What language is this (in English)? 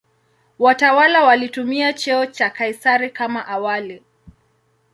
Swahili